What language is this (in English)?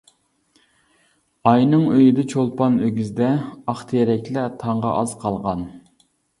Uyghur